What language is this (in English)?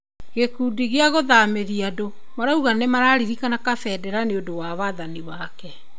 Kikuyu